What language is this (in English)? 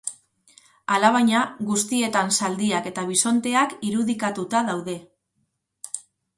Basque